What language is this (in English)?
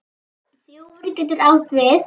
Icelandic